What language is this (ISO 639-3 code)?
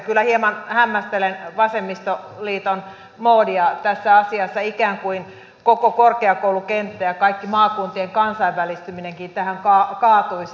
fin